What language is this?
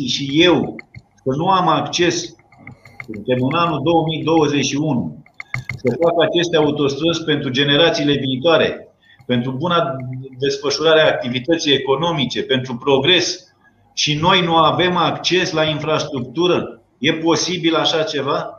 Romanian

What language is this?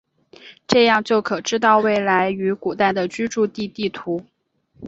Chinese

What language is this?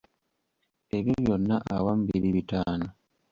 Ganda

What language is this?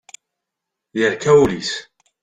Kabyle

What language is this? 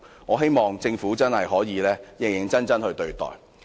Cantonese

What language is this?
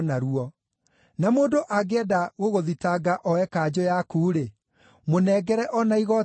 Kikuyu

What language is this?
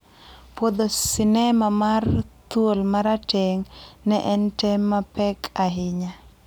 Luo (Kenya and Tanzania)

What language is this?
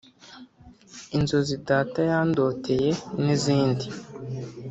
Kinyarwanda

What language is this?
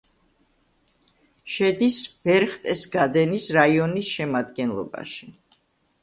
Georgian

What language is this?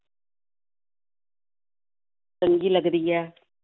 Punjabi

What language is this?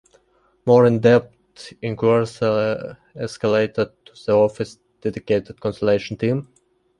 English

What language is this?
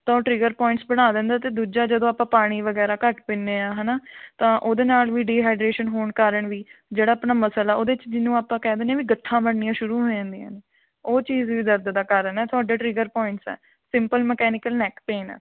Punjabi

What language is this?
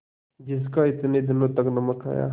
Hindi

